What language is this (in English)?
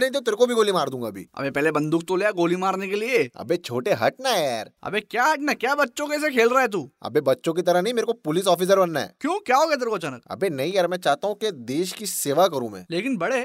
Hindi